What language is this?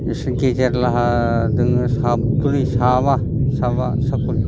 Bodo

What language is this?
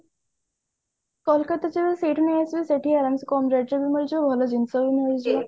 Odia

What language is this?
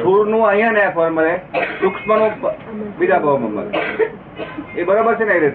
Gujarati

